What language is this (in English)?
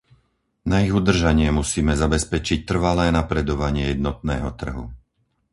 Slovak